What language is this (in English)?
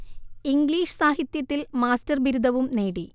Malayalam